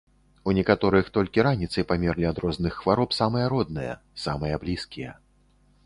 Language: Belarusian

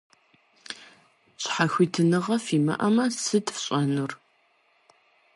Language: Kabardian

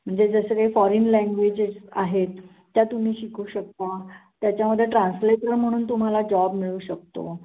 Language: Marathi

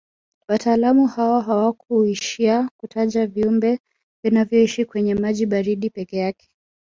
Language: Swahili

